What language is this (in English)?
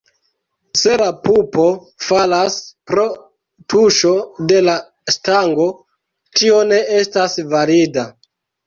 Esperanto